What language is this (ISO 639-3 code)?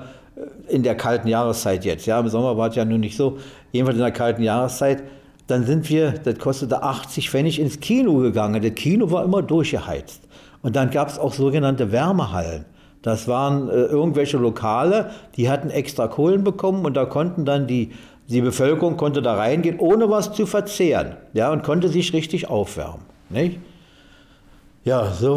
deu